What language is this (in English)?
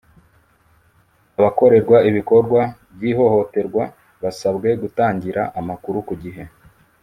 Kinyarwanda